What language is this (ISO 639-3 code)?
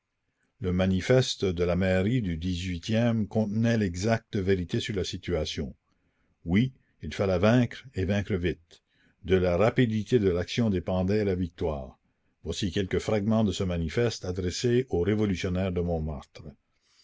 fra